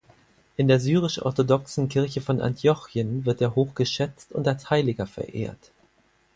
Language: German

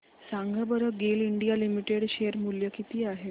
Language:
Marathi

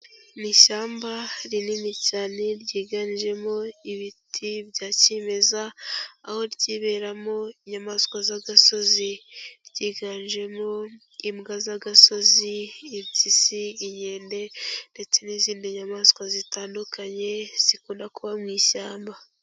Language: Kinyarwanda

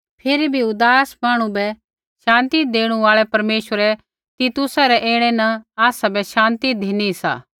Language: Kullu Pahari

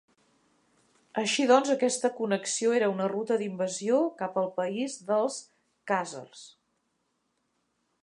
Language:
Catalan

